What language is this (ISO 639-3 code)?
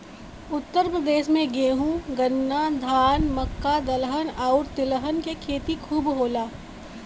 bho